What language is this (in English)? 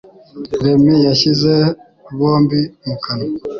Kinyarwanda